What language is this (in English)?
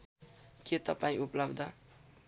Nepali